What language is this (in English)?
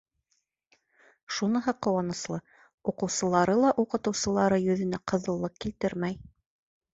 Bashkir